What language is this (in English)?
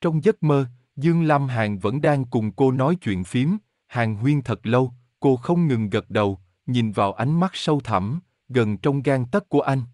Vietnamese